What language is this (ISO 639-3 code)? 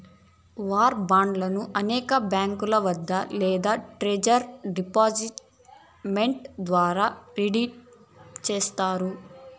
tel